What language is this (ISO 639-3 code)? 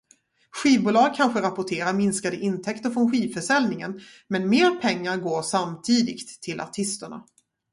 swe